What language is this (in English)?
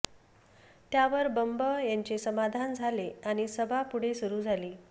Marathi